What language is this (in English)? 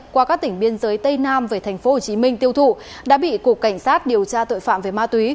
Vietnamese